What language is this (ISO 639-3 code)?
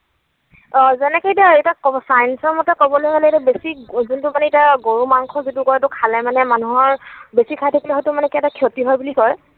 asm